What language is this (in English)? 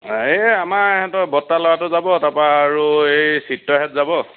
Assamese